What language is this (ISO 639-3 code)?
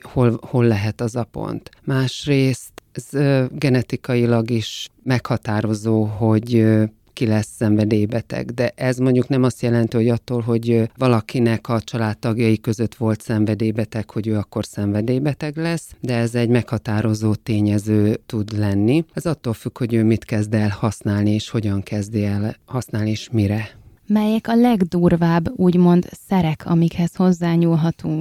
hun